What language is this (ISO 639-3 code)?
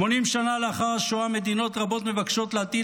heb